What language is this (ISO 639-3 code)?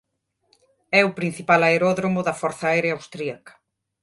glg